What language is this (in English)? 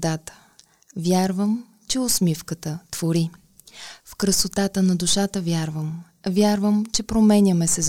Bulgarian